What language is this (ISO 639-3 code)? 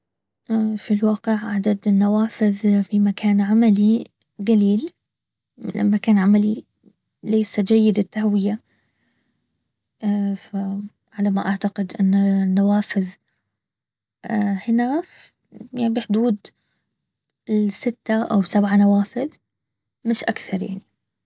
abv